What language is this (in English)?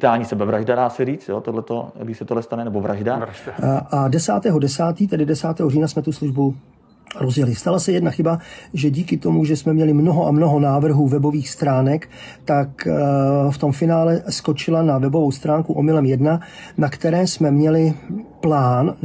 Czech